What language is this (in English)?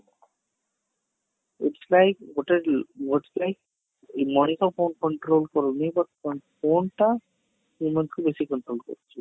Odia